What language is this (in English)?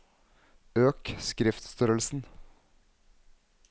Norwegian